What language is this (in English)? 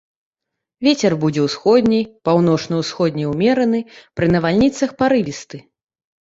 Belarusian